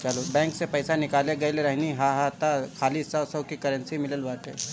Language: Bhojpuri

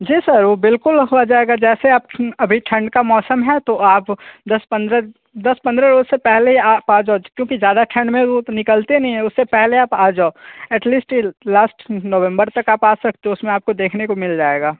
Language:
Hindi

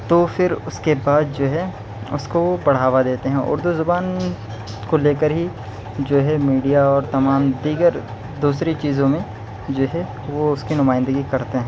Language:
Urdu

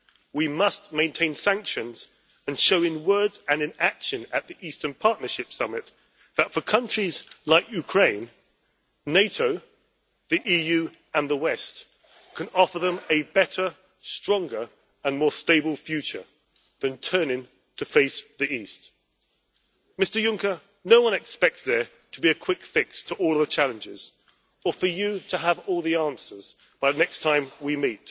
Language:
English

